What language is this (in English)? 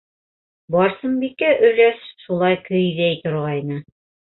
Bashkir